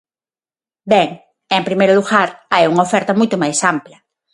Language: Galician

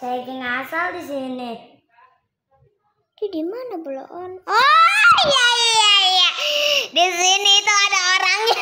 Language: Indonesian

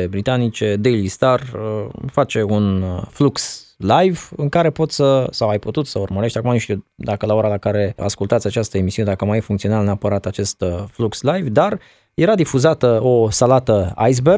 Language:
Romanian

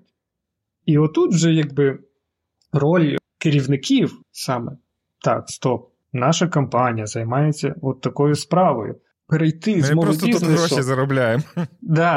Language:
Ukrainian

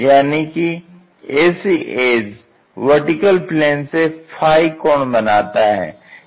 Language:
Hindi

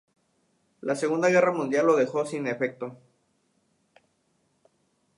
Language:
Spanish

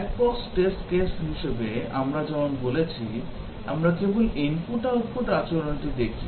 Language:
Bangla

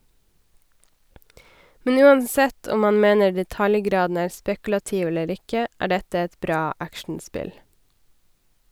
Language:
Norwegian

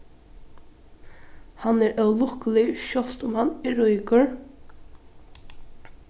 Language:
Faroese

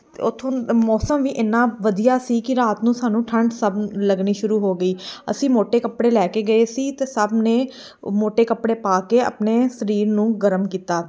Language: Punjabi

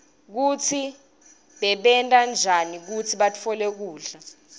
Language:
Swati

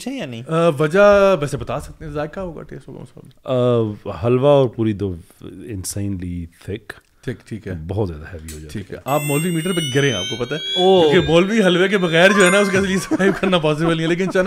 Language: Urdu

